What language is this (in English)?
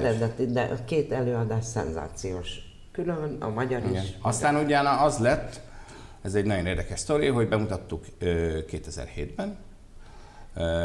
Hungarian